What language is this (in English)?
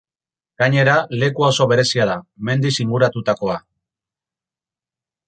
Basque